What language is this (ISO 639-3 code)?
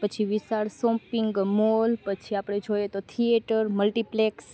guj